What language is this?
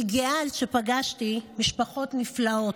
Hebrew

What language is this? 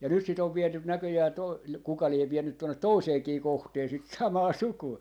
Finnish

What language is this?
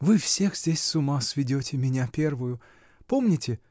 Russian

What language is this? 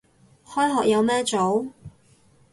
Cantonese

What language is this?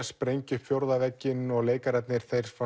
Icelandic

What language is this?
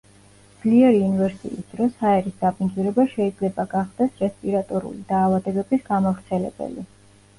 Georgian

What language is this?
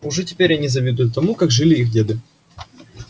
Russian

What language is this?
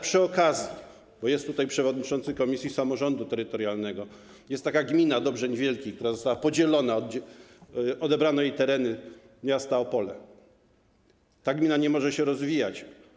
Polish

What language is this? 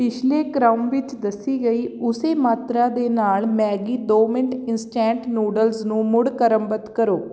Punjabi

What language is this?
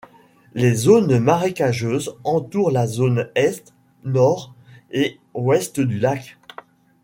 French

